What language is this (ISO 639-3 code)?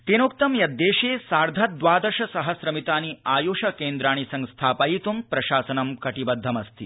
san